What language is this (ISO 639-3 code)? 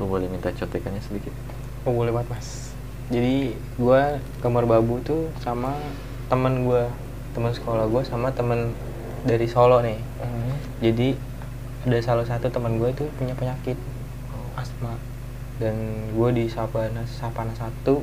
ind